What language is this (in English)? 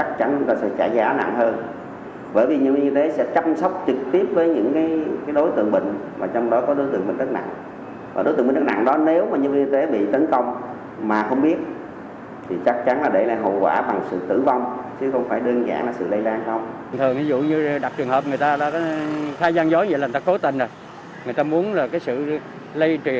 Vietnamese